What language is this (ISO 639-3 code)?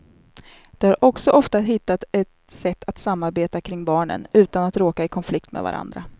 swe